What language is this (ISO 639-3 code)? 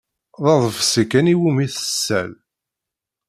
kab